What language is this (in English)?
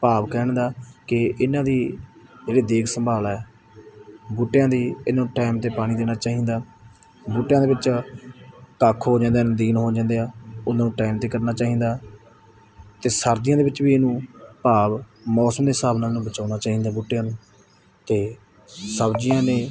Punjabi